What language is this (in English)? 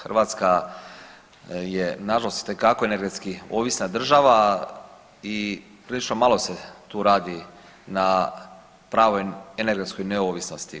Croatian